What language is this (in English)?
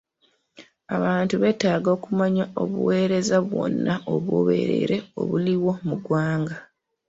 Ganda